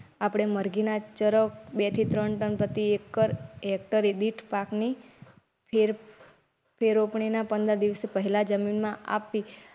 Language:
Gujarati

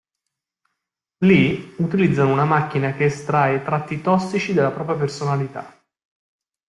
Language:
Italian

